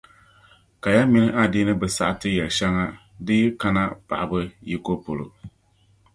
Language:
Dagbani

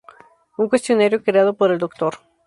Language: Spanish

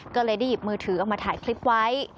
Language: Thai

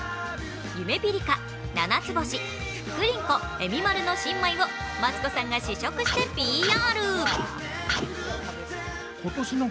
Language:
Japanese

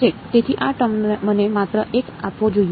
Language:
Gujarati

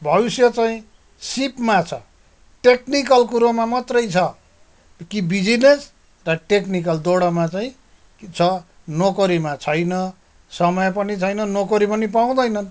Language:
Nepali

